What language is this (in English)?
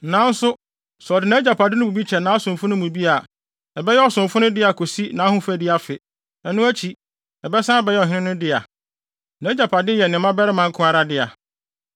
Akan